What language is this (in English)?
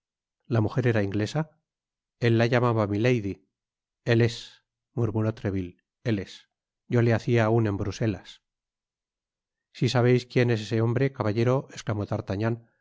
Spanish